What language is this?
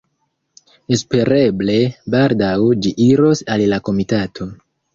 Esperanto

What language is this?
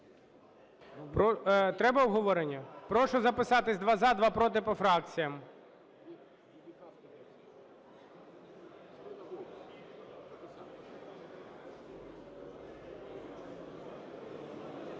Ukrainian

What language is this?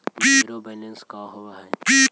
Magahi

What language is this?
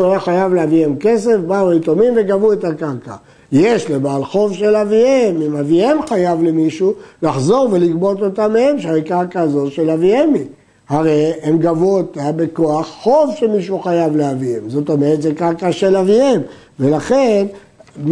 Hebrew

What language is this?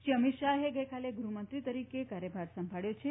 Gujarati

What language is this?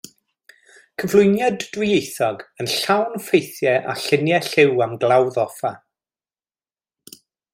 Welsh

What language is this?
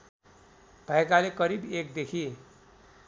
Nepali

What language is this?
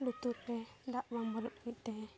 Santali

